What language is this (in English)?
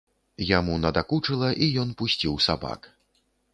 Belarusian